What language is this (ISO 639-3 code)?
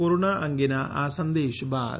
guj